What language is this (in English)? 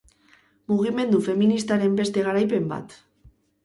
Basque